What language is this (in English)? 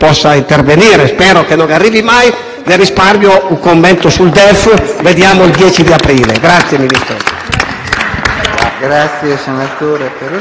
Italian